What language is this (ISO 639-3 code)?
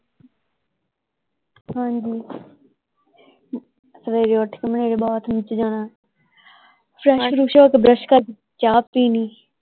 pan